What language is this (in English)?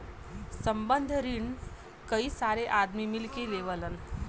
Bhojpuri